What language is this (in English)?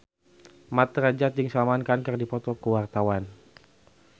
Sundanese